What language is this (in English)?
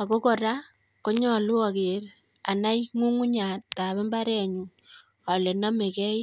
Kalenjin